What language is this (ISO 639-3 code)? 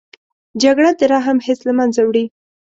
pus